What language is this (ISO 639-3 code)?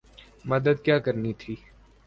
urd